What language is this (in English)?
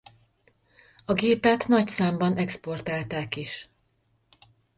Hungarian